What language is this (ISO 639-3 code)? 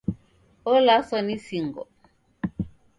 dav